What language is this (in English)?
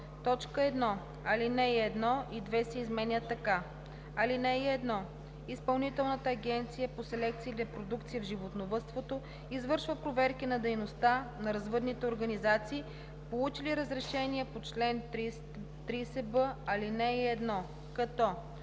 Bulgarian